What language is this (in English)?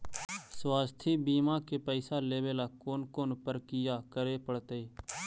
Magahi